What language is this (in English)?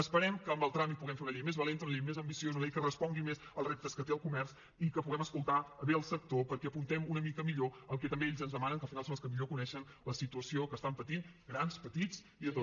Catalan